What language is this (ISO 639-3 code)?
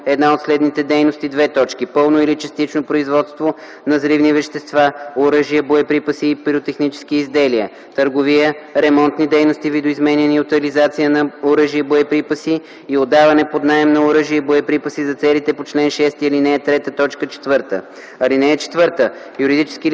bul